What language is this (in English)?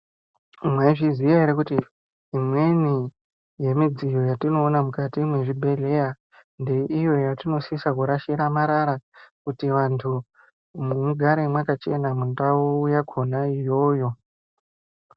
Ndau